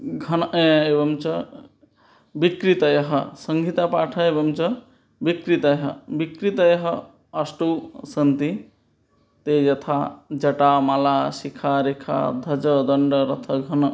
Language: Sanskrit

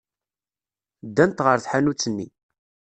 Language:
Kabyle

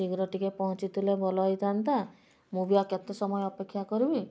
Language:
Odia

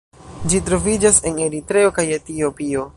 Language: Esperanto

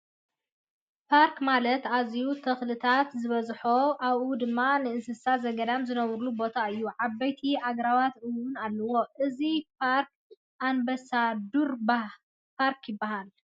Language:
Tigrinya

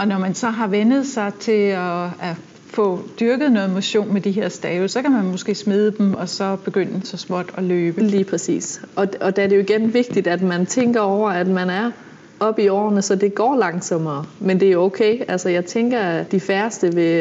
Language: Danish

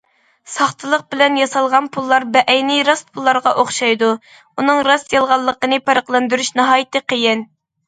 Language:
Uyghur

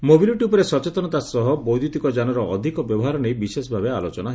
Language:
Odia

